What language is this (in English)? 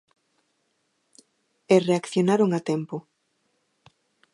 Galician